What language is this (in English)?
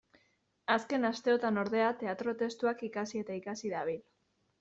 Basque